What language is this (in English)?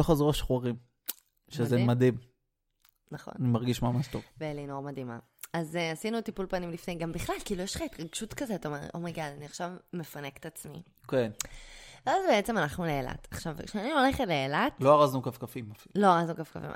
Hebrew